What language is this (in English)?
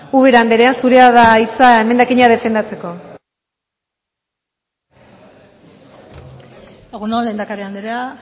Basque